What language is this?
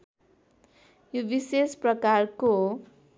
Nepali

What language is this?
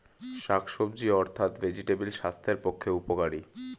Bangla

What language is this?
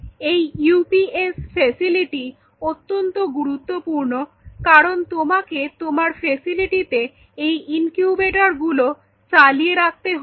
Bangla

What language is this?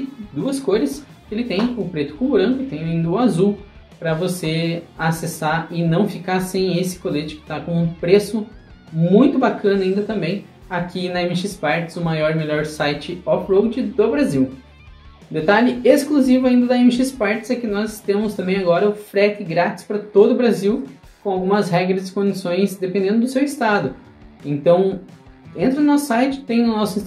Portuguese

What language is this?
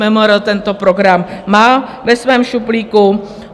Czech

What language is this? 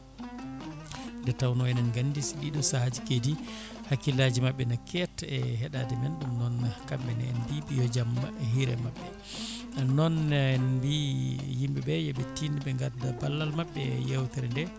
Fula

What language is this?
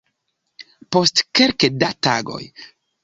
Esperanto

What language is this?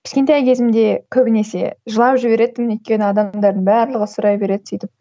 Kazakh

